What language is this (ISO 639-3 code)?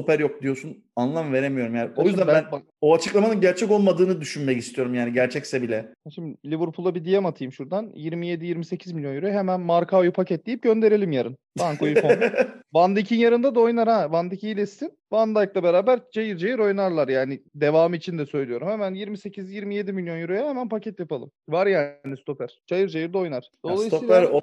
tur